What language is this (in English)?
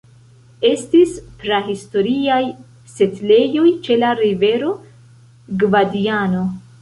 Esperanto